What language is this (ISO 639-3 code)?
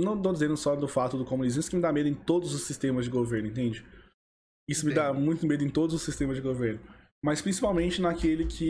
por